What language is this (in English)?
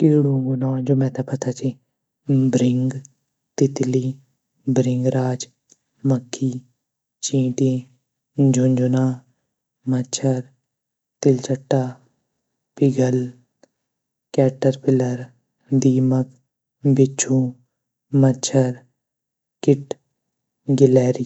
Garhwali